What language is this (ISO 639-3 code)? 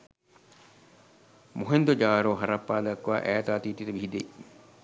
sin